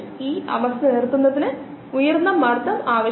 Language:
Malayalam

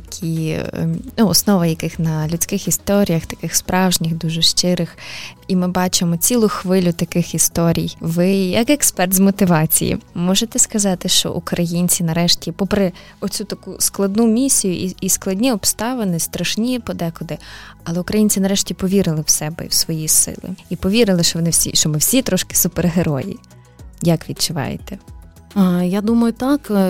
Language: Ukrainian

